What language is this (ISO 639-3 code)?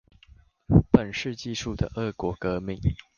zho